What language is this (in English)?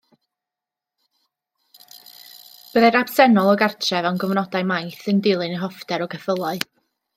Welsh